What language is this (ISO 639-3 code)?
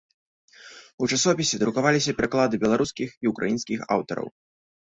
bel